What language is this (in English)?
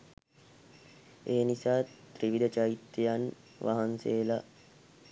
Sinhala